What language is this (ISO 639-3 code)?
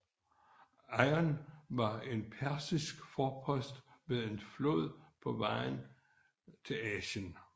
dan